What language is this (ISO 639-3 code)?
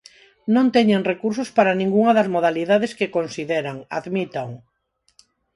glg